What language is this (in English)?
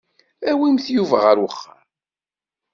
Kabyle